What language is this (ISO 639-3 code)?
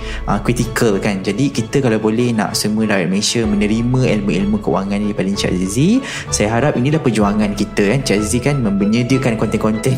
msa